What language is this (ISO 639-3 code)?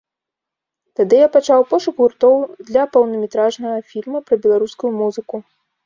bel